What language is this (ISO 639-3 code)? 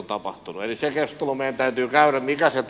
fin